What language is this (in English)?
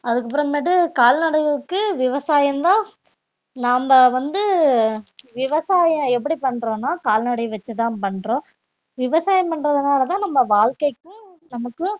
Tamil